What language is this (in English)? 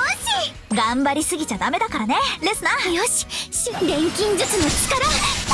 Japanese